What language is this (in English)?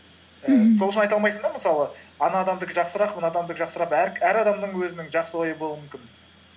Kazakh